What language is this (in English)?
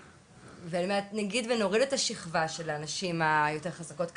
Hebrew